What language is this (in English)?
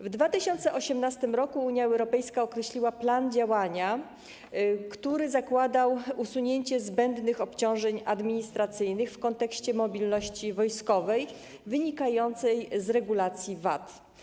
Polish